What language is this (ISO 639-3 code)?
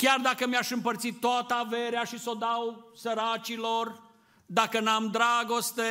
ron